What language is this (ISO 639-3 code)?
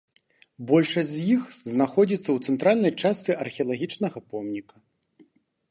bel